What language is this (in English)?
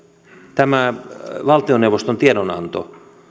Finnish